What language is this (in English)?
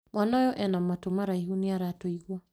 Kikuyu